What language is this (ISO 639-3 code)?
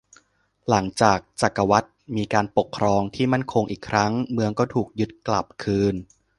tha